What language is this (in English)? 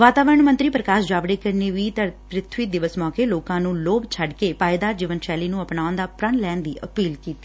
Punjabi